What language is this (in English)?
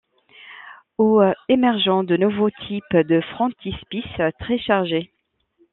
French